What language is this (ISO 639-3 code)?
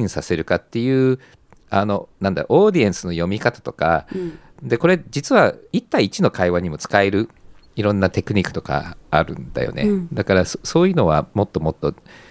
jpn